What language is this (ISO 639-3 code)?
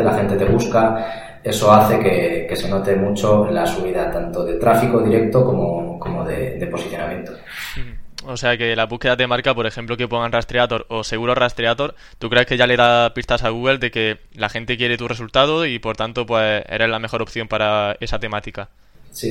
spa